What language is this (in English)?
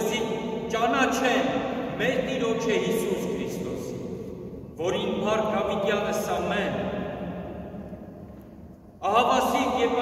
Turkish